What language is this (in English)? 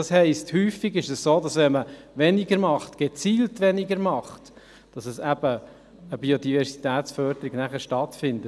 Swiss German